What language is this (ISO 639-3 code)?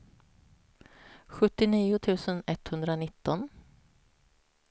swe